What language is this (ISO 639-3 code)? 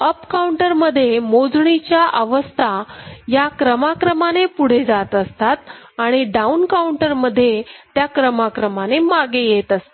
mar